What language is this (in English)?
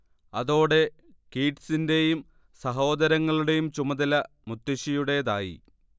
Malayalam